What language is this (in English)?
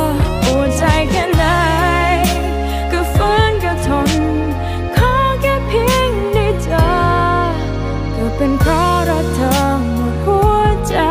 Thai